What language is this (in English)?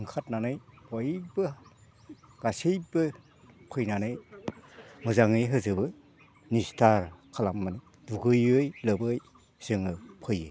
Bodo